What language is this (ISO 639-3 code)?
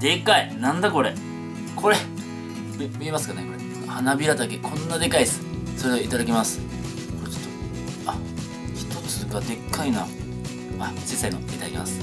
jpn